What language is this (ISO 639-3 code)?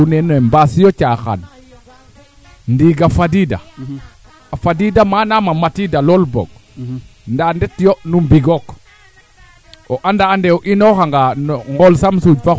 srr